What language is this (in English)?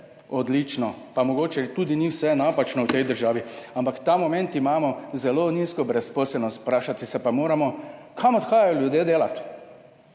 Slovenian